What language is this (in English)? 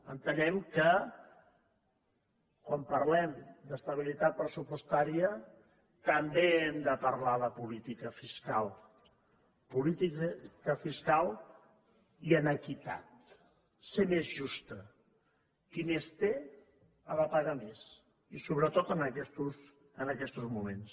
Catalan